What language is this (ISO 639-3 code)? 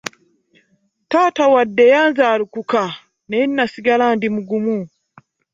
lug